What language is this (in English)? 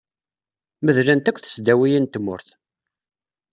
Kabyle